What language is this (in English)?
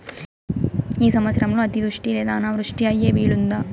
Telugu